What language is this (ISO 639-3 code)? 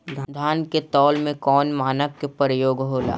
bho